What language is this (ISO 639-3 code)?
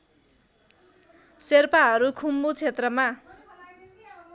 nep